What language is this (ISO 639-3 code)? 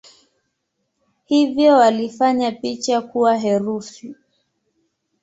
swa